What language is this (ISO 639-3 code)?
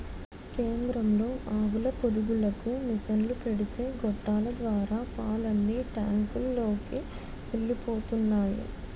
tel